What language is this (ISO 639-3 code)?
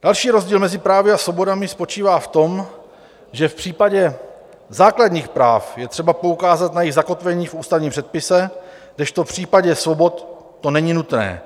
ces